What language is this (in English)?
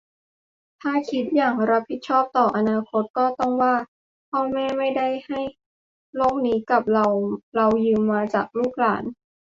Thai